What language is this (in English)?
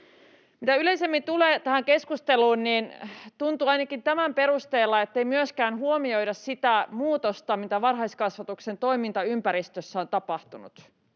Finnish